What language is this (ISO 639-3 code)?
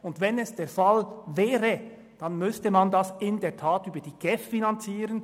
gsw